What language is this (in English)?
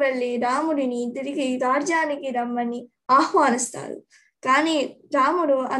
Telugu